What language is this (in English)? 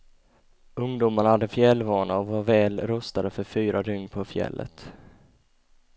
Swedish